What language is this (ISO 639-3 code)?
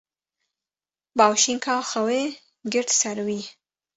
kur